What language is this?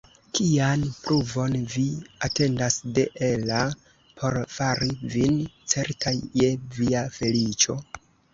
Esperanto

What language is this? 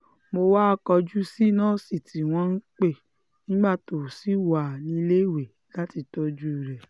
Yoruba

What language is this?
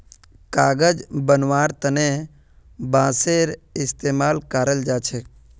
Magahi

